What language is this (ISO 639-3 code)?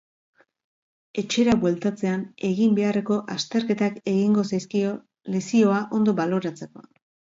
eus